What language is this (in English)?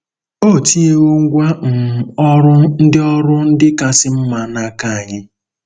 Igbo